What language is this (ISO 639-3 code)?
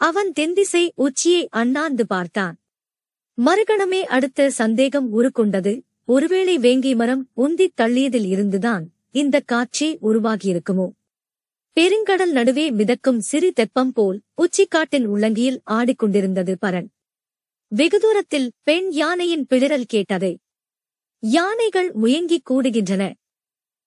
tam